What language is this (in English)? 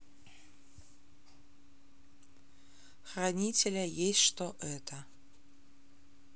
Russian